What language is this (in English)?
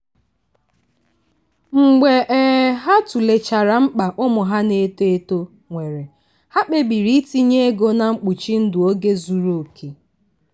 Igbo